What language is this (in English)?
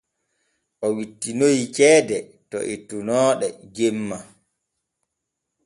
Borgu Fulfulde